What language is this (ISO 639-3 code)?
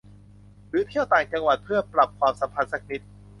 tha